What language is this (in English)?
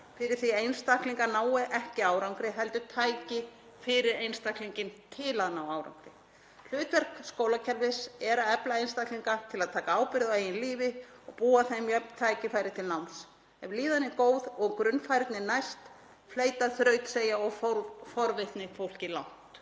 Icelandic